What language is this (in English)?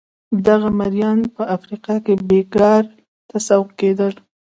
Pashto